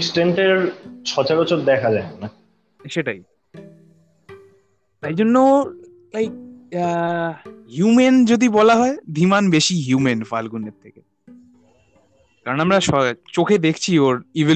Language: Bangla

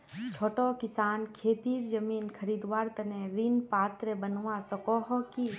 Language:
Magahi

